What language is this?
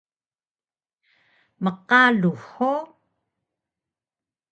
Taroko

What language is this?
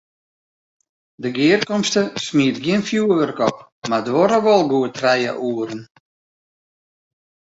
Western Frisian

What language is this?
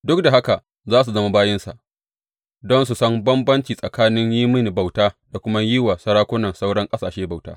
Hausa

